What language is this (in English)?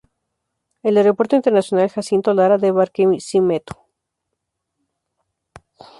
Spanish